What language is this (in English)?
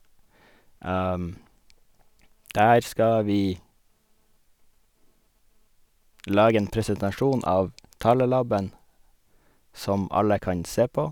Norwegian